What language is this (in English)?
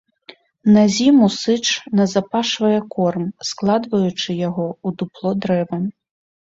Belarusian